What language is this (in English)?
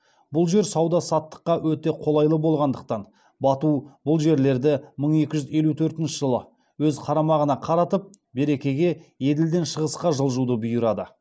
Kazakh